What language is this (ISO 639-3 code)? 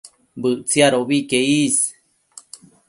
mcf